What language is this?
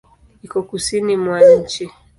Swahili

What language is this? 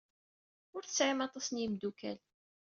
Kabyle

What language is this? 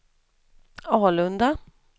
Swedish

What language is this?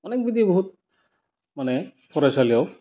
Bodo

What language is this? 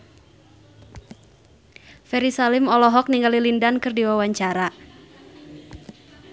Sundanese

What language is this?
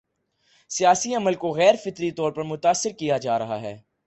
Urdu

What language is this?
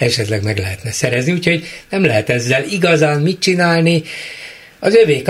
Hungarian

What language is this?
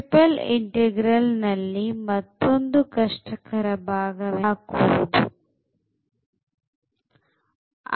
Kannada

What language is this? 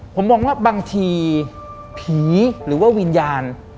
Thai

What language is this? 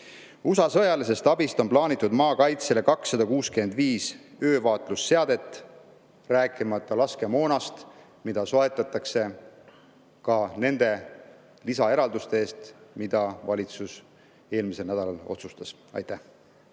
Estonian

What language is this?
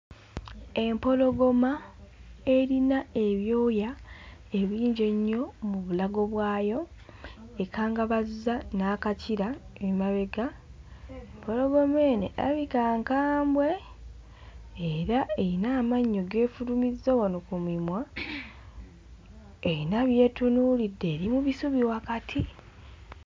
Ganda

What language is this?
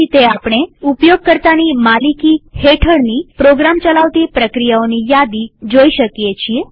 Gujarati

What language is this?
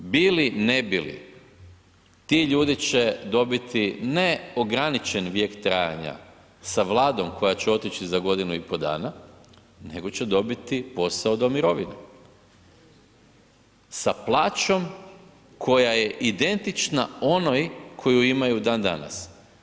Croatian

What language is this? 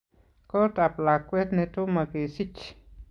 Kalenjin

